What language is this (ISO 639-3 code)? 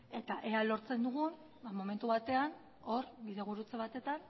eus